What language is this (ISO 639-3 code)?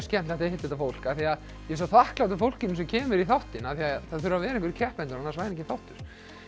isl